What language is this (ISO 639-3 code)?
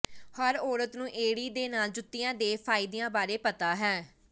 pan